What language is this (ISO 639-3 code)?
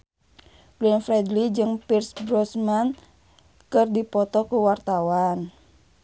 sun